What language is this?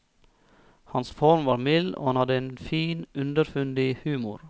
Norwegian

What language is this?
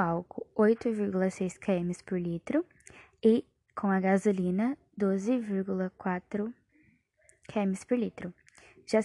Portuguese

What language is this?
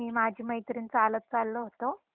Marathi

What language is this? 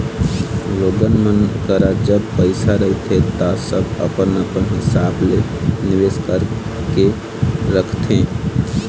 Chhattisgarhi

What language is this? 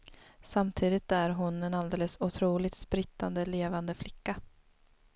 Swedish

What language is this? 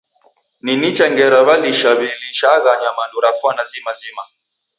Taita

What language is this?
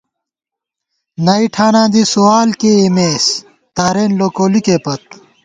Gawar-Bati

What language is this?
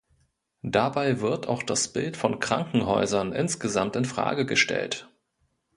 German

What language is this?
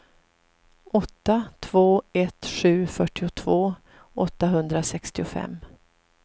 Swedish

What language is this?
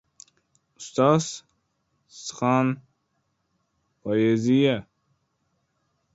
Uzbek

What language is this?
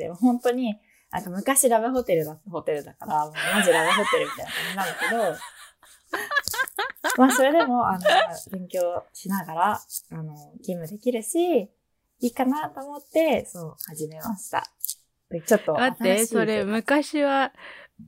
Japanese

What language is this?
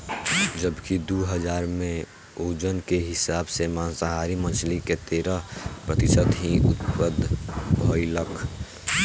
Bhojpuri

